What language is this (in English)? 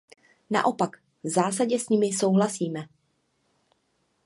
Czech